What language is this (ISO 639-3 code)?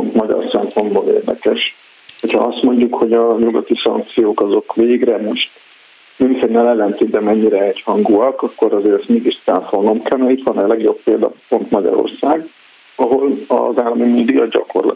hun